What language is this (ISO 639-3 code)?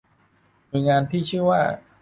tha